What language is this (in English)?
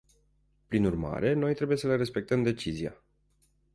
Romanian